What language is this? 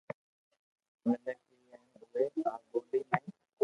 Loarki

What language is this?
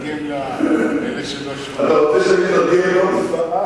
Hebrew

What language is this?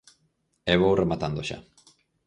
Galician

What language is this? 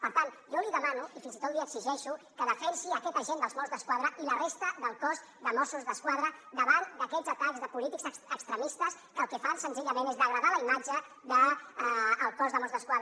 Catalan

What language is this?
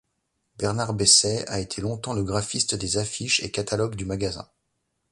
French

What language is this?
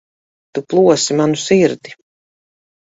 Latvian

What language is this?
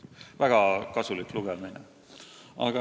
Estonian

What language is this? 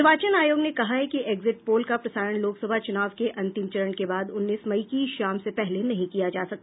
Hindi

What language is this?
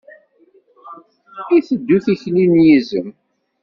Kabyle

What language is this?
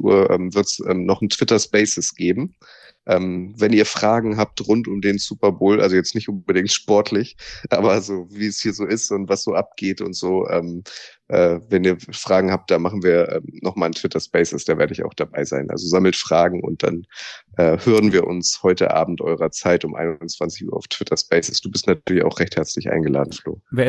German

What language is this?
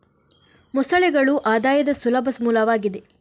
Kannada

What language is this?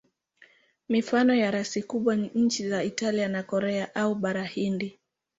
Swahili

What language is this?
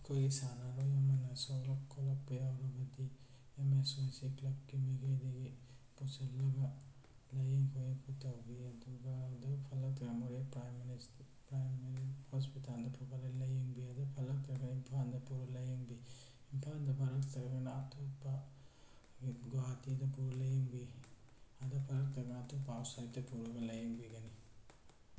Manipuri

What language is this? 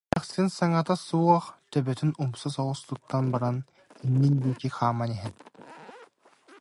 Yakut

